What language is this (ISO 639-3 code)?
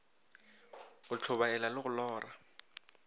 nso